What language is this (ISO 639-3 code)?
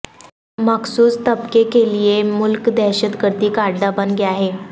urd